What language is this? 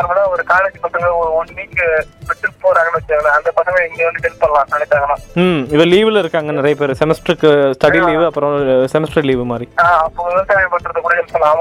Tamil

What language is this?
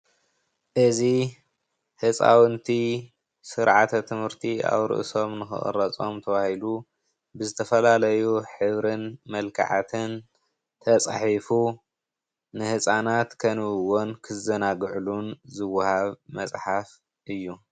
Tigrinya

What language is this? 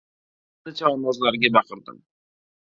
Uzbek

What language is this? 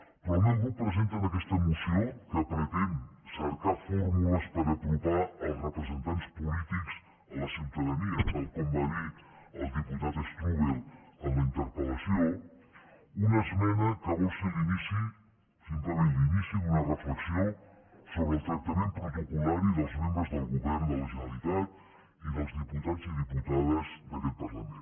Catalan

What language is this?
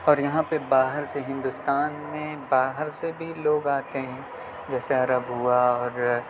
Urdu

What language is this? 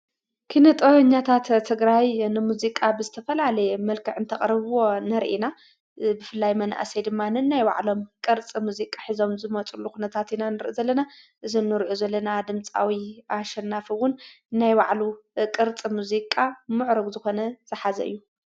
Tigrinya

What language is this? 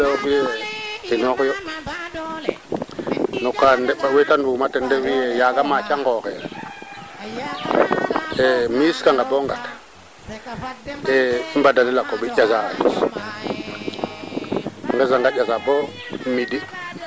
Serer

